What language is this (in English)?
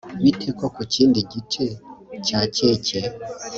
Kinyarwanda